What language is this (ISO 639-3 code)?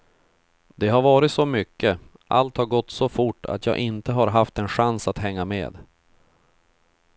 swe